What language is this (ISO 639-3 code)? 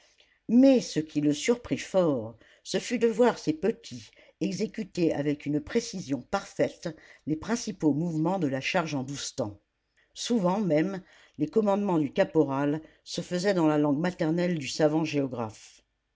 fra